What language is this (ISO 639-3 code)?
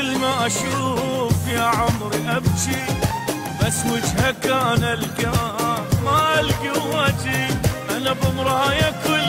ara